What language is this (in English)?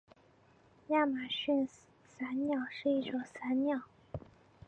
Chinese